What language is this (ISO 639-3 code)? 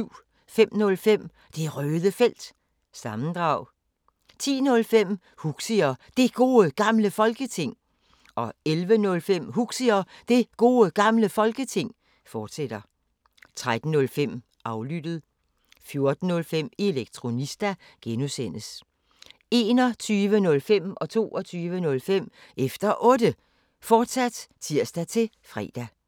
dan